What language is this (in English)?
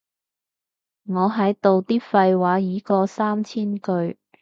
Cantonese